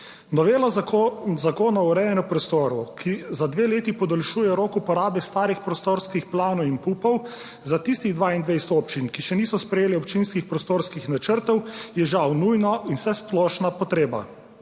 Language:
Slovenian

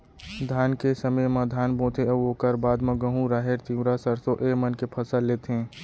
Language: Chhattisgarhi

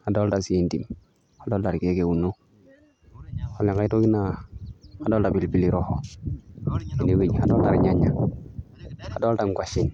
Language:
Masai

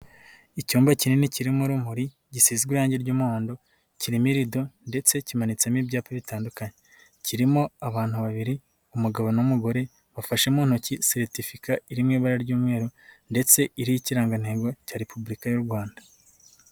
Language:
Kinyarwanda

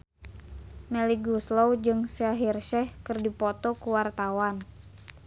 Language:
Sundanese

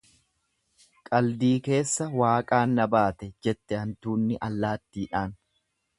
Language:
Oromo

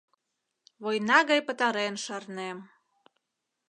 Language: Mari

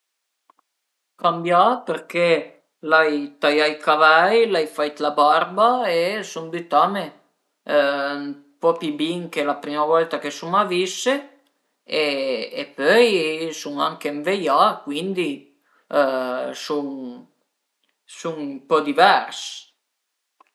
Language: Piedmontese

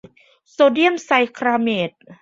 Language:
Thai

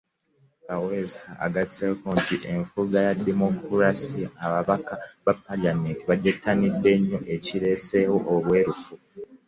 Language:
Ganda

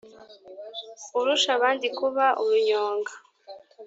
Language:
Kinyarwanda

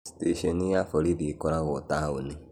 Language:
Kikuyu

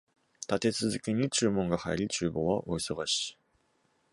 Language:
Japanese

